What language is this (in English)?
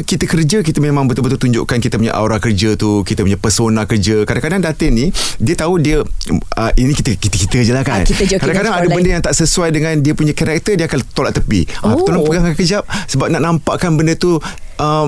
Malay